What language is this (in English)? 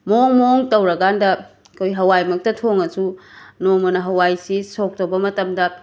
Manipuri